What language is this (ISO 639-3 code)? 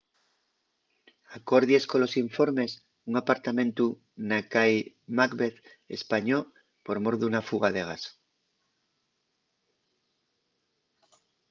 ast